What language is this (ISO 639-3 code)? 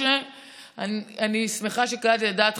heb